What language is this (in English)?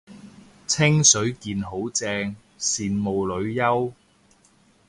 Cantonese